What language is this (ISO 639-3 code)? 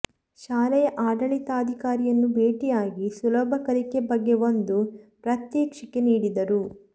kan